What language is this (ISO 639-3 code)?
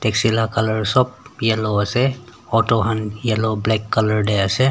nag